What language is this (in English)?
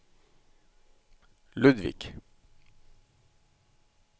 Norwegian